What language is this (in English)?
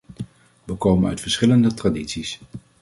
Dutch